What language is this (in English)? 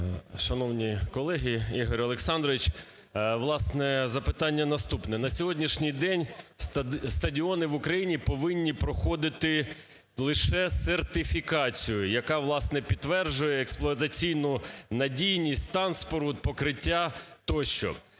Ukrainian